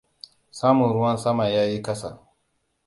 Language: Hausa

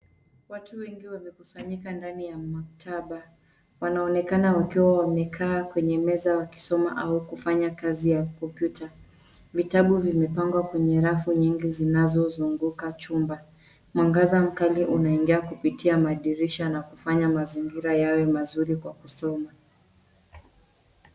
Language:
Swahili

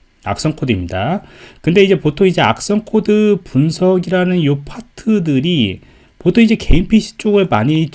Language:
Korean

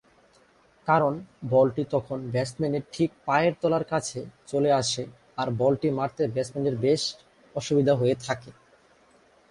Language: Bangla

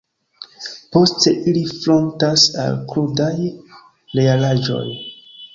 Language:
Esperanto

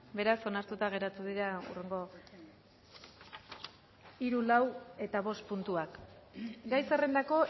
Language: Basque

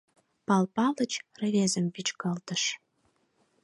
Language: Mari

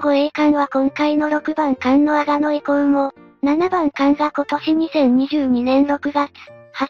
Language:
Japanese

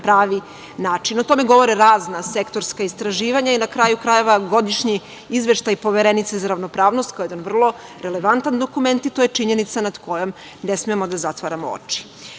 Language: Serbian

